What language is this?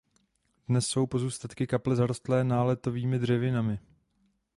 Czech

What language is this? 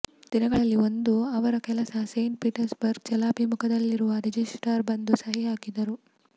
Kannada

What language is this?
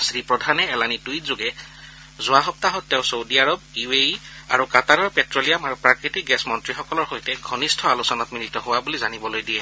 Assamese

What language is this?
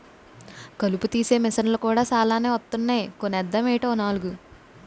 Telugu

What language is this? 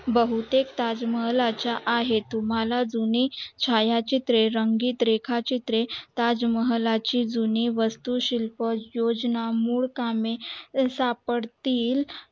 Marathi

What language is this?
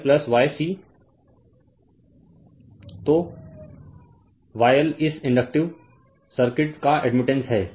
Hindi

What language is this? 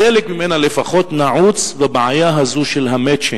Hebrew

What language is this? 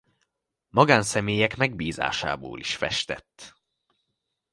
Hungarian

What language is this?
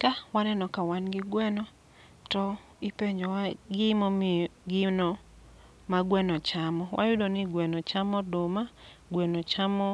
Luo (Kenya and Tanzania)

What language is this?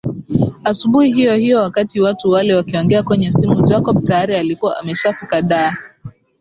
Swahili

